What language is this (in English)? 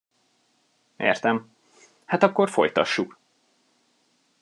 Hungarian